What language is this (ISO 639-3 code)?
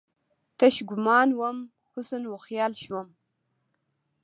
pus